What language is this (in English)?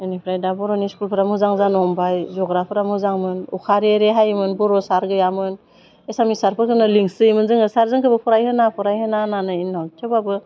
Bodo